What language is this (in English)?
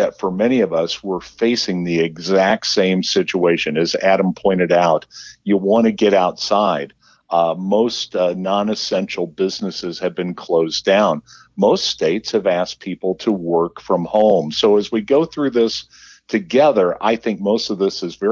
English